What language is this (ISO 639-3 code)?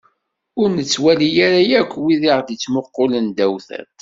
kab